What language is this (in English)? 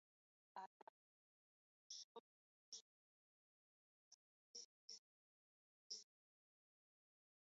Basque